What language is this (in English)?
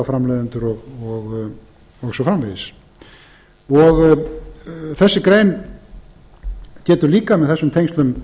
Icelandic